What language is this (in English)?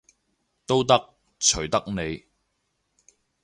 Cantonese